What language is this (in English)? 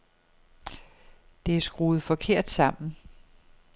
Danish